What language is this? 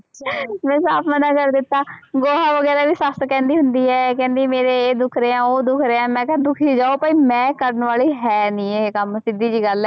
Punjabi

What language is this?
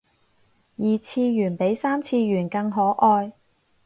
Cantonese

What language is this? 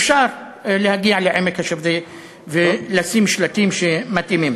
Hebrew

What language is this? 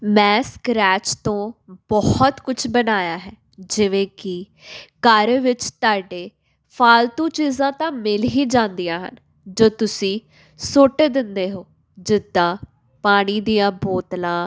Punjabi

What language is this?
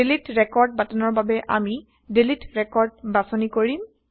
Assamese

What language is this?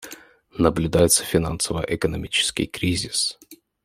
Russian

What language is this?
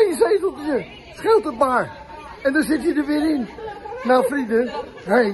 Dutch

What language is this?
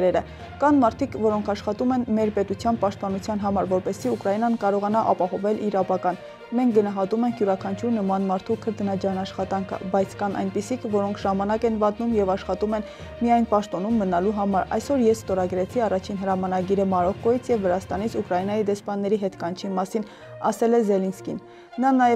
Romanian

